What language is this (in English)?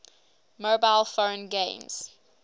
English